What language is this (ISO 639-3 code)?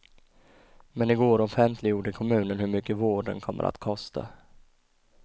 swe